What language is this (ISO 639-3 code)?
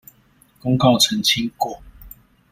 zho